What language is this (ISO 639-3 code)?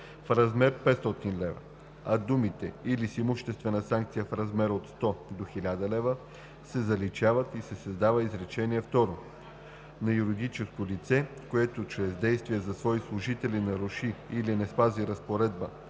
bul